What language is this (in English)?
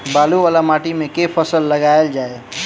Maithili